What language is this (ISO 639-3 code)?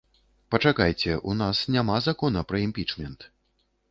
bel